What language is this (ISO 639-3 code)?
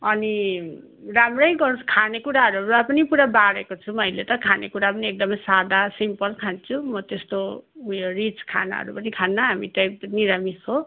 nep